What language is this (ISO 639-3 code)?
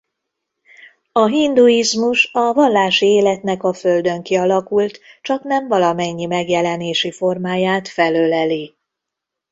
hun